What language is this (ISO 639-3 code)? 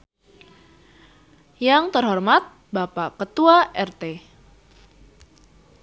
sun